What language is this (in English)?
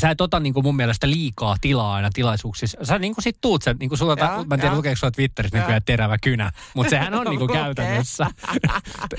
Finnish